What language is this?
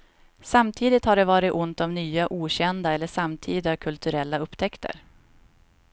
Swedish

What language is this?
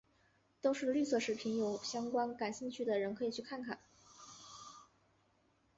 Chinese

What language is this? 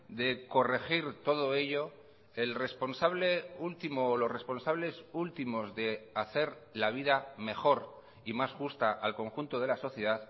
Spanish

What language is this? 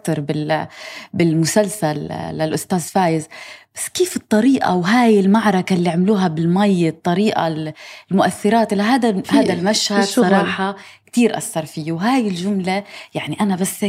Arabic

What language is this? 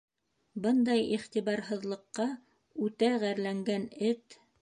Bashkir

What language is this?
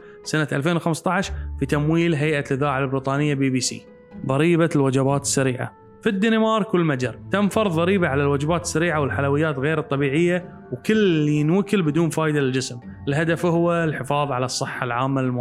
Arabic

